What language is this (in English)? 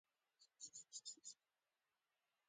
Pashto